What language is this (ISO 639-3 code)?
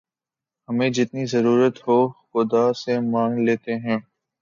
urd